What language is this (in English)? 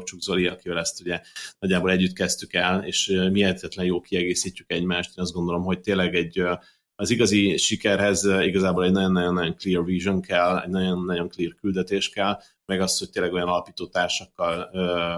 Hungarian